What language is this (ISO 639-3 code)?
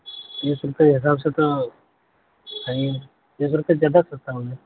urd